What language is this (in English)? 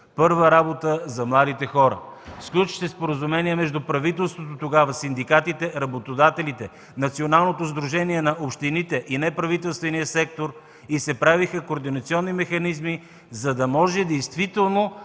Bulgarian